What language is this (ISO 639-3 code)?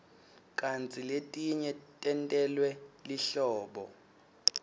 ssw